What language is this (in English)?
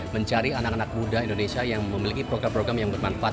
Indonesian